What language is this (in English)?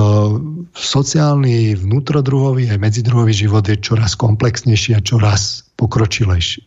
Slovak